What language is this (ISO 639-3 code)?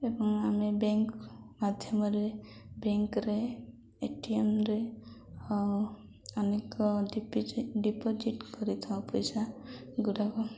ori